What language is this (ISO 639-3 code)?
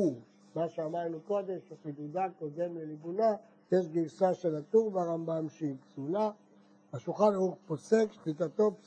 heb